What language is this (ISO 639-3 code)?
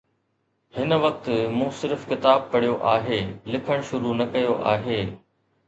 snd